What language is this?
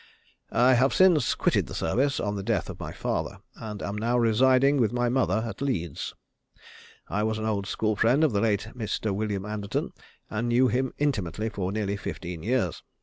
English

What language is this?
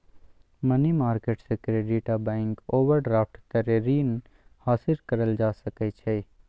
Maithili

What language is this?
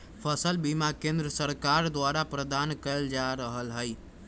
Magahi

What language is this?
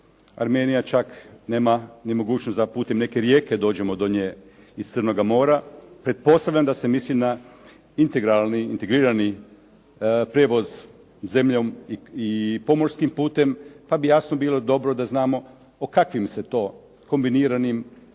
Croatian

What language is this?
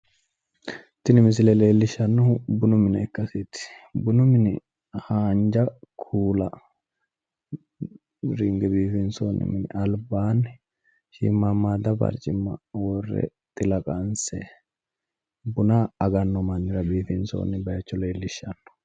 Sidamo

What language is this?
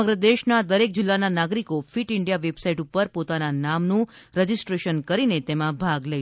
Gujarati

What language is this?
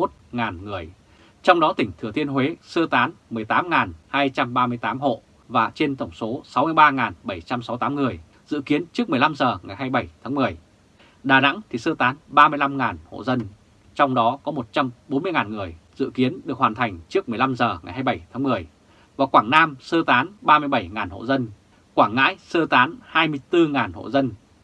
Vietnamese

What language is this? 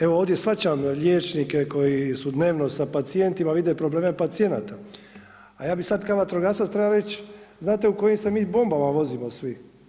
Croatian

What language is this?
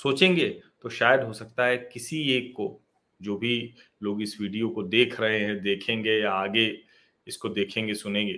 Hindi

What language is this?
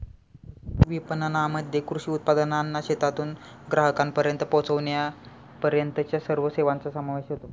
Marathi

